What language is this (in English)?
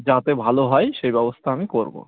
Bangla